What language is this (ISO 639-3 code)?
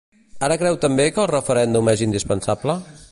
cat